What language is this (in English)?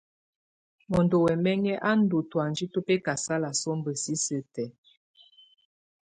Tunen